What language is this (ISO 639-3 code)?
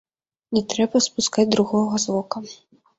bel